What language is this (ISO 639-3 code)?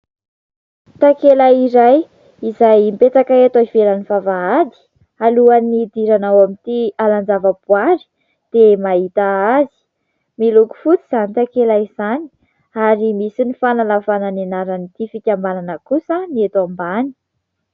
mlg